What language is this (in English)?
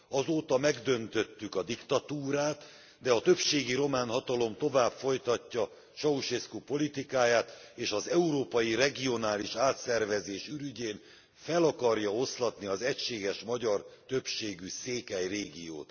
Hungarian